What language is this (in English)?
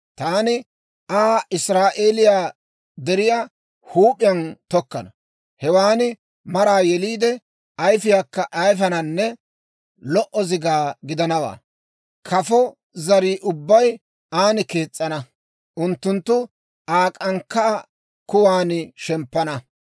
Dawro